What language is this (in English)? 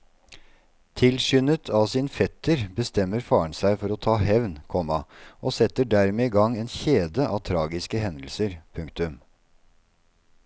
Norwegian